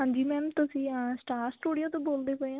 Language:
Punjabi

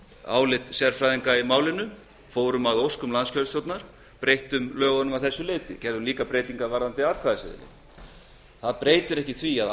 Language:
Icelandic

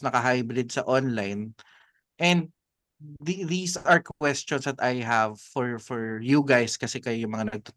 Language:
Filipino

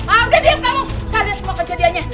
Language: Indonesian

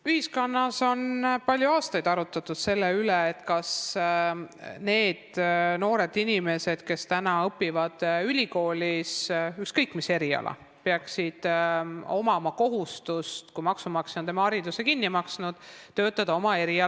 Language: Estonian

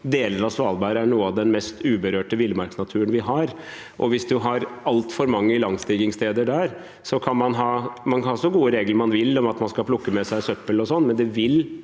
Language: Norwegian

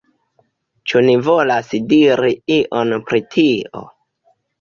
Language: Esperanto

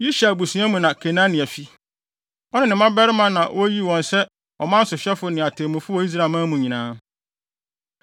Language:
Akan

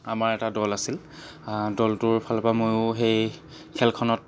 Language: Assamese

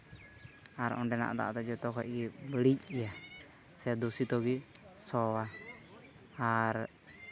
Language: Santali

